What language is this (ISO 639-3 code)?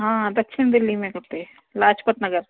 snd